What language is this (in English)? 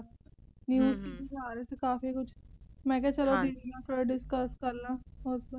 Punjabi